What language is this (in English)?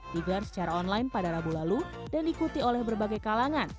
Indonesian